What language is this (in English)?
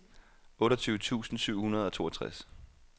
Danish